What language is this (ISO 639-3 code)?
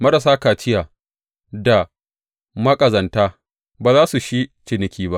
hau